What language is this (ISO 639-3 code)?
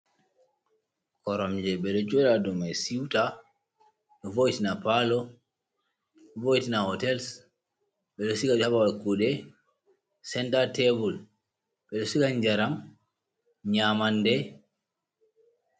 ful